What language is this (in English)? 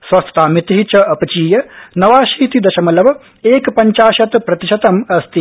Sanskrit